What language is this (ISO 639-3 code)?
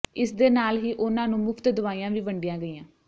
pan